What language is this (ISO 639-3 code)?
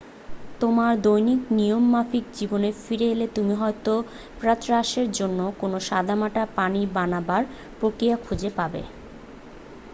ben